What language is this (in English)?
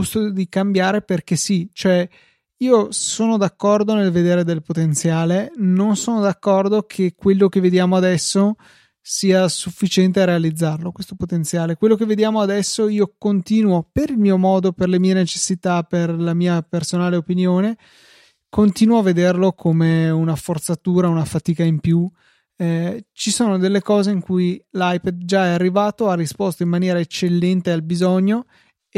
Italian